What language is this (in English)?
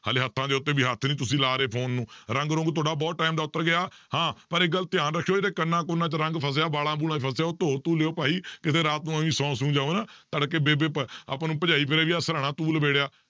Punjabi